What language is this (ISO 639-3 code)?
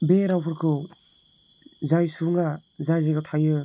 brx